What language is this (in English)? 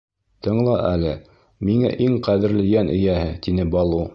Bashkir